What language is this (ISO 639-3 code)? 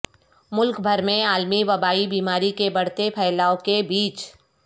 urd